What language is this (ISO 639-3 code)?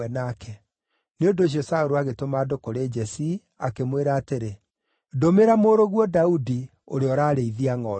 kik